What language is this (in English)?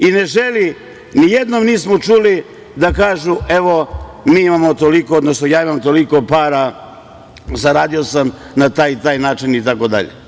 Serbian